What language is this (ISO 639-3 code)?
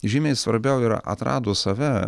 lit